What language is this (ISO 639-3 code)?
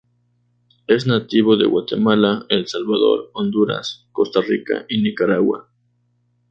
spa